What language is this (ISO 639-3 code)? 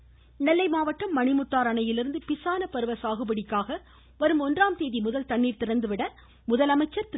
tam